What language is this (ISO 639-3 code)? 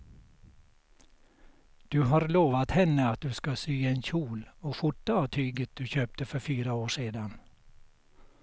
swe